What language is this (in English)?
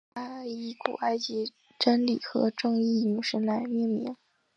Chinese